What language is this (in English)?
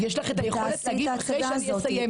Hebrew